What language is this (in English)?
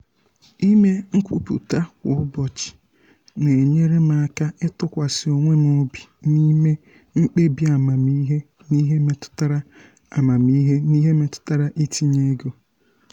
Igbo